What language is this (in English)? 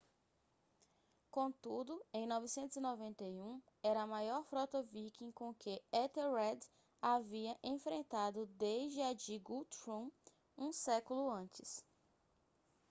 Portuguese